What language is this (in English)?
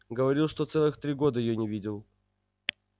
Russian